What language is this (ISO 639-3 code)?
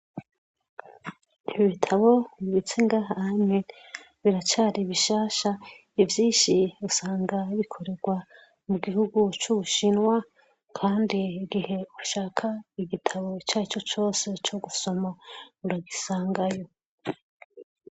run